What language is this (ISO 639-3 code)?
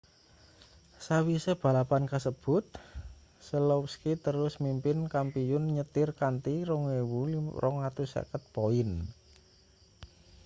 jav